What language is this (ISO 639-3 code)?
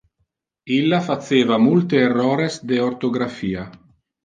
ina